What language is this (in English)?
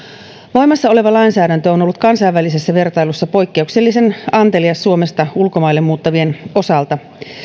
Finnish